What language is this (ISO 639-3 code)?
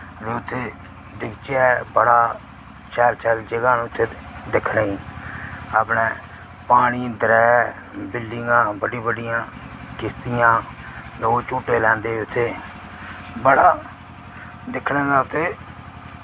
doi